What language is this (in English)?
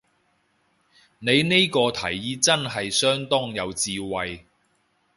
Cantonese